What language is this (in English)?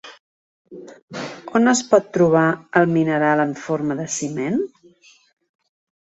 Catalan